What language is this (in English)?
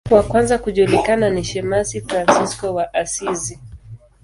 Swahili